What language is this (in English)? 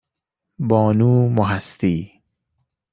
Persian